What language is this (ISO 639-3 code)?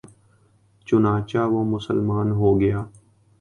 urd